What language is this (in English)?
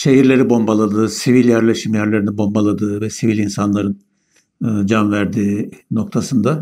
Turkish